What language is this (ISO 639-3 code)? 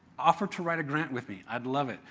eng